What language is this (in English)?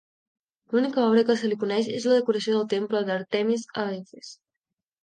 Catalan